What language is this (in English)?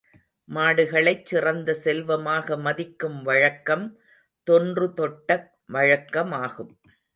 Tamil